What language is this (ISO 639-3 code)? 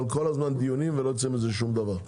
heb